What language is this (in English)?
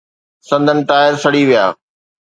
Sindhi